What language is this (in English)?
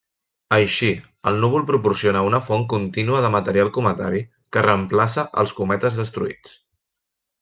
Catalan